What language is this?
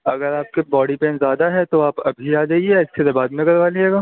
Urdu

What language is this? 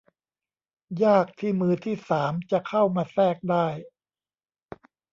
Thai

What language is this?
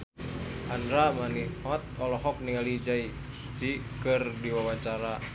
Sundanese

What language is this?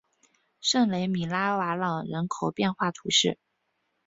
Chinese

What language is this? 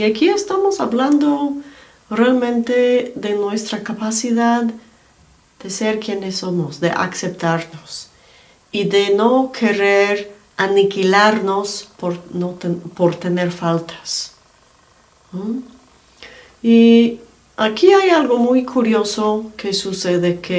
Spanish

